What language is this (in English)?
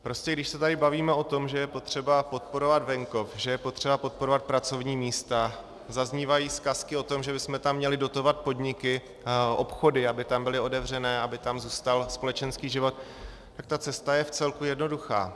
Czech